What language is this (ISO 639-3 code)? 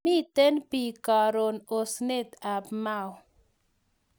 kln